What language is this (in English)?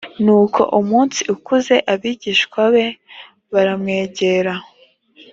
Kinyarwanda